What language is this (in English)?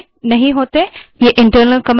Hindi